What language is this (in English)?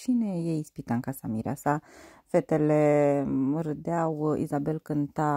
Romanian